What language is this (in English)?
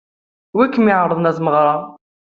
Kabyle